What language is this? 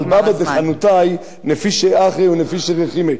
Hebrew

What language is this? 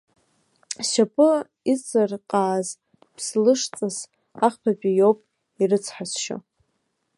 Abkhazian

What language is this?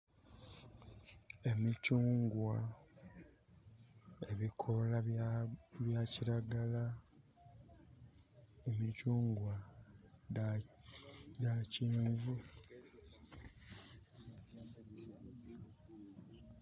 Soga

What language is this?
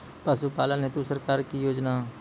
Maithili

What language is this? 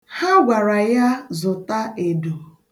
Igbo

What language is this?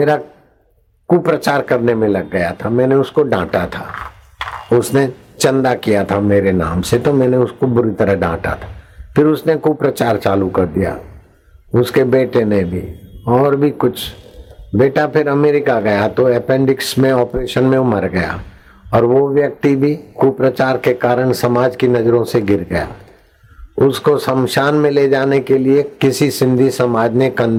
Hindi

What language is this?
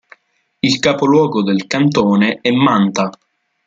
Italian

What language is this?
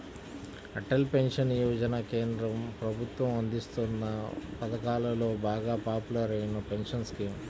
Telugu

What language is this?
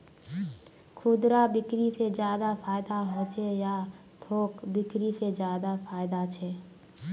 Magahi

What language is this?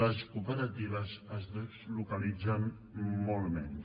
Catalan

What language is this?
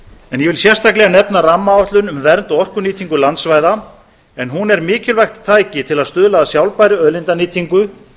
Icelandic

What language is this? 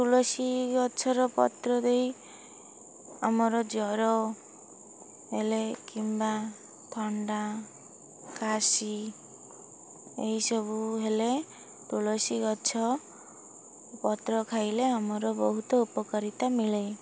Odia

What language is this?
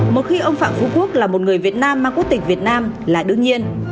Vietnamese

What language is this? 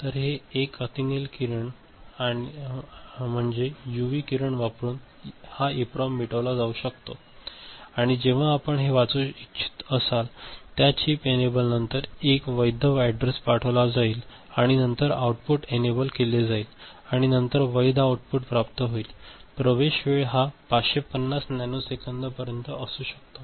Marathi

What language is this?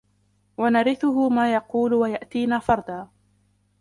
Arabic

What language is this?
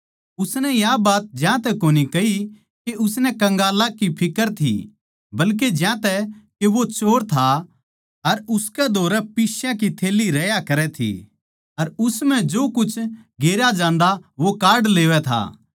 Haryanvi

